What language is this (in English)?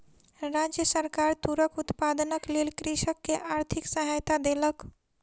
Maithili